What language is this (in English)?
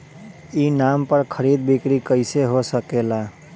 Bhojpuri